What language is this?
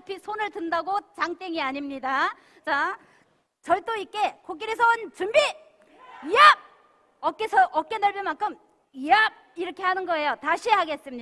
Korean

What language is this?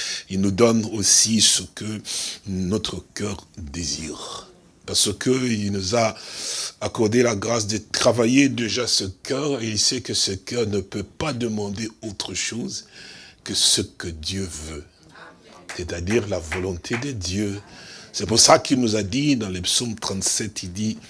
French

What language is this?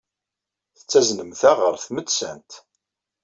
Kabyle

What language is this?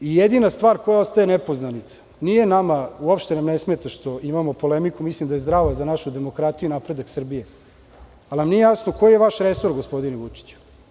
Serbian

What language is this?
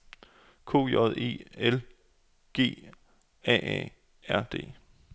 Danish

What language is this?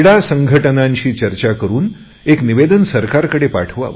Marathi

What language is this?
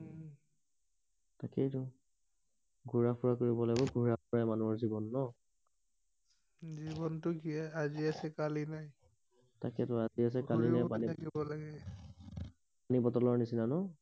Assamese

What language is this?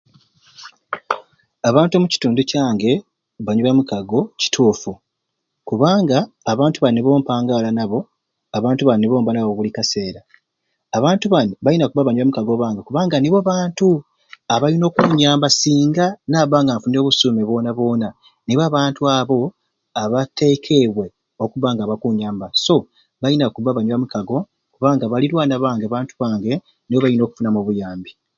Ruuli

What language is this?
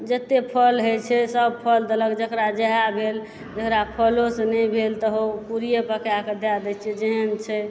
Maithili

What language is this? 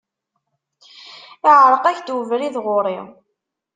Kabyle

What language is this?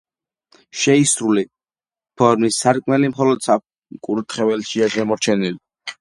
Georgian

